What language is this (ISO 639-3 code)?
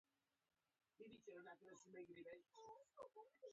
pus